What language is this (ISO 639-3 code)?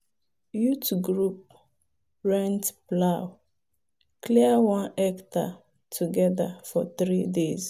pcm